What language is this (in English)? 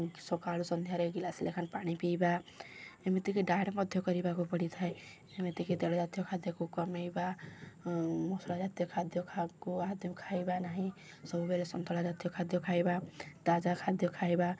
Odia